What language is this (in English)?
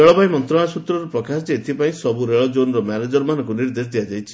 Odia